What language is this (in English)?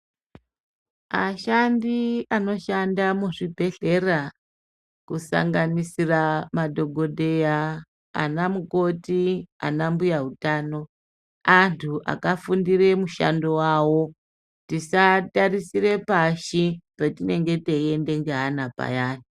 Ndau